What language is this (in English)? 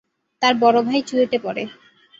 Bangla